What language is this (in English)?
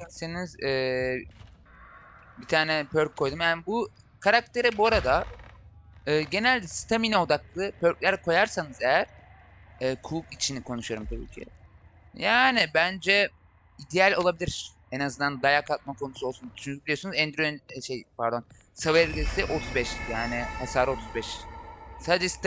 Turkish